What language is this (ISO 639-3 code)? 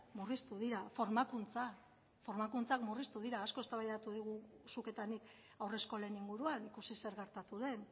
eus